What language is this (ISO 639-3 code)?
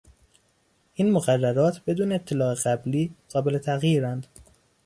fas